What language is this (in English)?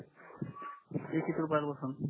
Marathi